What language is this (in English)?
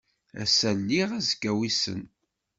Kabyle